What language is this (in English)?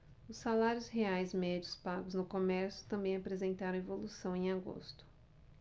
Portuguese